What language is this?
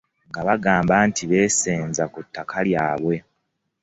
Ganda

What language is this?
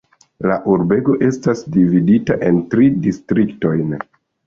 Esperanto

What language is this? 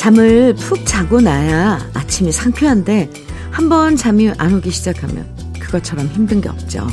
Korean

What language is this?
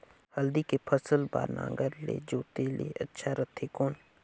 Chhattisgarhi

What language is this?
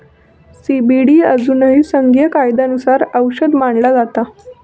Marathi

